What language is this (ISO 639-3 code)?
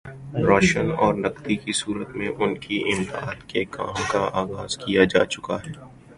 urd